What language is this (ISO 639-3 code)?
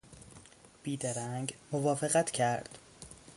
fas